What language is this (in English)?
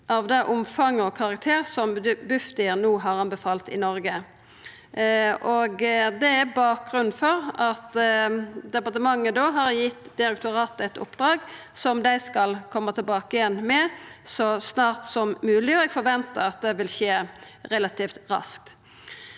Norwegian